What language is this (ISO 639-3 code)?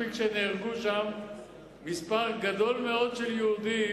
heb